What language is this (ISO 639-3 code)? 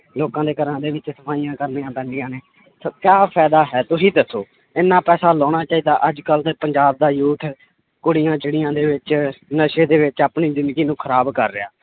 pan